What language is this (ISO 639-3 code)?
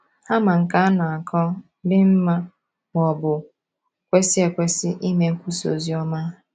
ibo